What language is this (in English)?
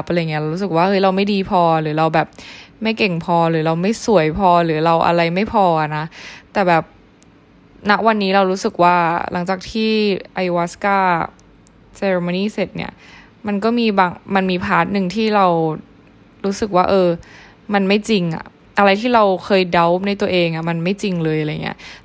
Thai